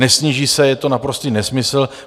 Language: Czech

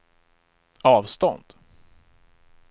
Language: Swedish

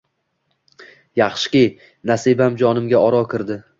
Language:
Uzbek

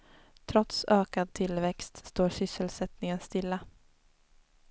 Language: Swedish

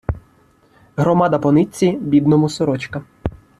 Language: Ukrainian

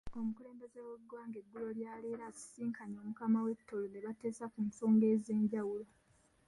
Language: Ganda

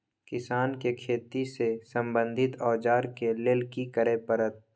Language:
Maithili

